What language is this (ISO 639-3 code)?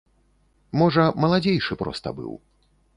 bel